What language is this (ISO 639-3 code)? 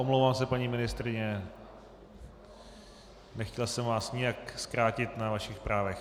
ces